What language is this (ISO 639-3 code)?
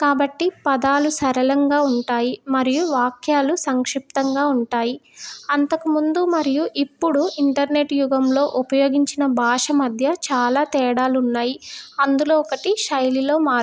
tel